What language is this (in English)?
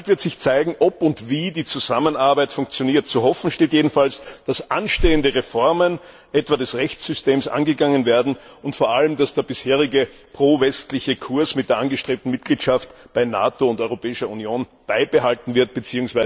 German